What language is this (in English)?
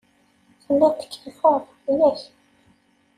Kabyle